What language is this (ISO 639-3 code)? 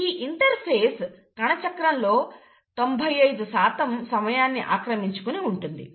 tel